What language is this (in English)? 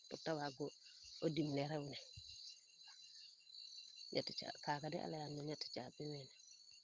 Serer